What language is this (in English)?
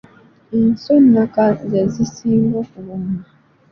Ganda